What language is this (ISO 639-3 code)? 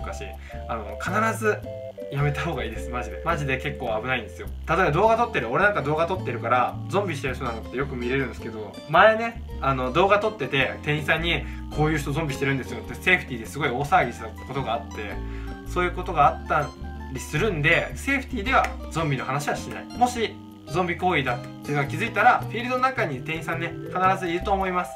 jpn